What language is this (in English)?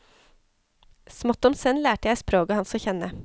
Norwegian